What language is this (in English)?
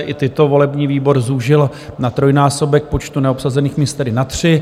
Czech